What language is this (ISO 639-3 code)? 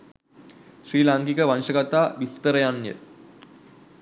sin